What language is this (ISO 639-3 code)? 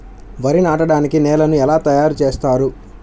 tel